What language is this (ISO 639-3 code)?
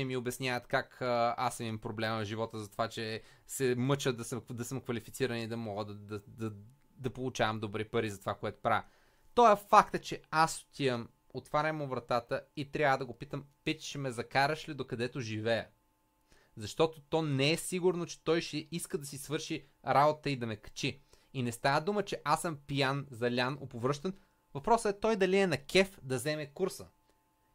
bul